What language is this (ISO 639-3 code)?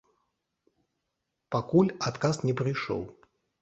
bel